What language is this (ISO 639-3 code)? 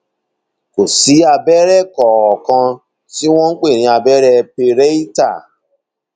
yor